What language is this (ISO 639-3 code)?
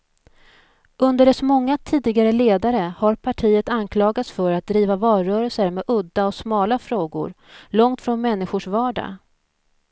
swe